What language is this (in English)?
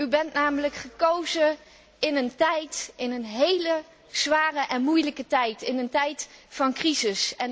Dutch